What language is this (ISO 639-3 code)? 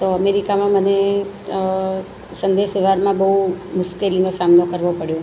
guj